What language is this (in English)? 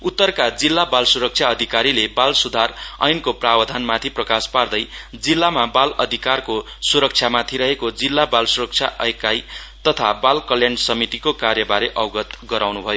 Nepali